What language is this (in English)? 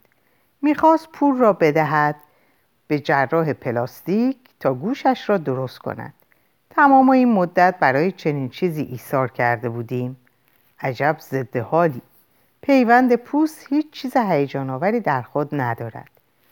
Persian